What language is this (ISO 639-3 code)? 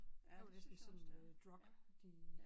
dan